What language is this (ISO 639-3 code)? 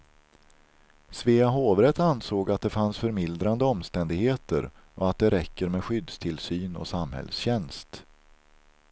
swe